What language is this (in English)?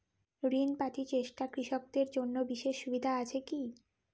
Bangla